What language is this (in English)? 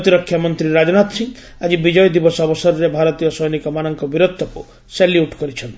Odia